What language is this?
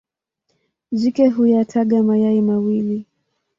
Swahili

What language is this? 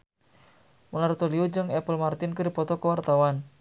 Sundanese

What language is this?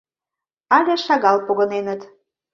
Mari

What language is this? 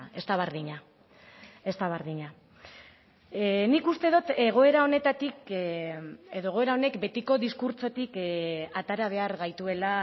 Basque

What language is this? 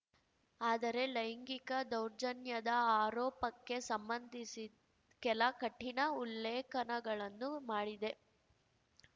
Kannada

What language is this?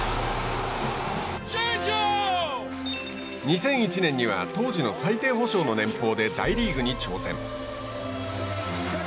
Japanese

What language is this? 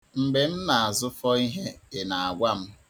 Igbo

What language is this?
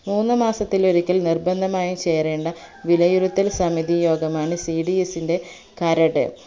Malayalam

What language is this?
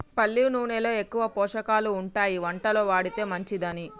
Telugu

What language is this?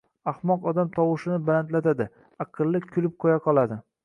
Uzbek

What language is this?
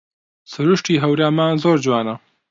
Central Kurdish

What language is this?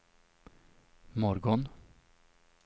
Swedish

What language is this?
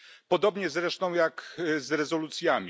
Polish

